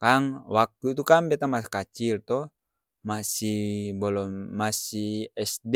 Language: Ambonese Malay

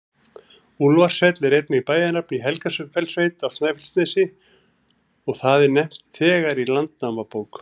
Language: Icelandic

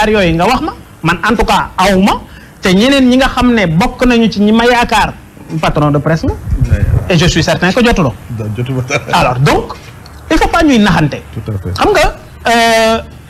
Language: French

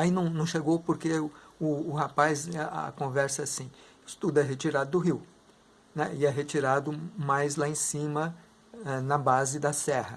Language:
Portuguese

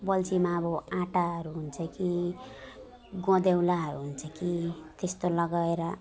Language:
Nepali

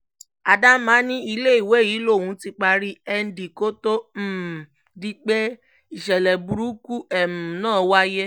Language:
Yoruba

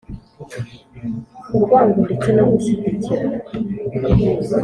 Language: Kinyarwanda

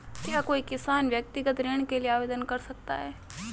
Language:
Hindi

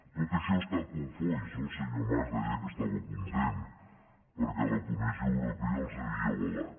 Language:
Catalan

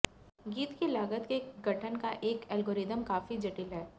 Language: Hindi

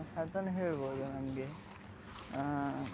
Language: Kannada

